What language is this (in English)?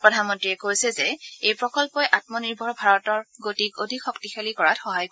Assamese